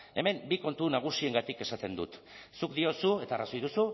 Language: Basque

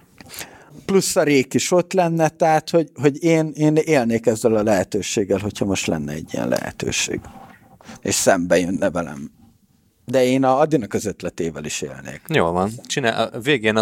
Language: Hungarian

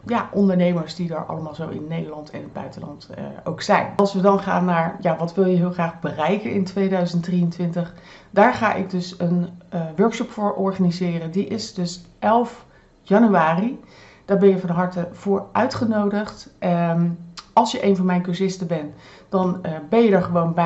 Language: Dutch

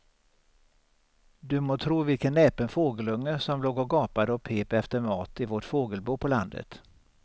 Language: Swedish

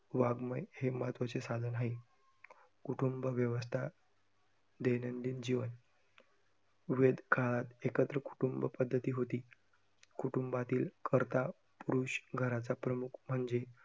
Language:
Marathi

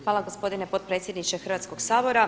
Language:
Croatian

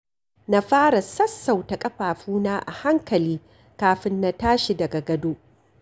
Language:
Hausa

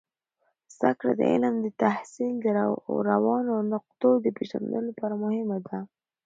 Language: Pashto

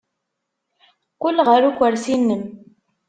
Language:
Kabyle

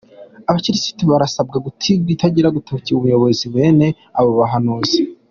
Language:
Kinyarwanda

